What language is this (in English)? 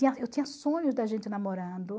Portuguese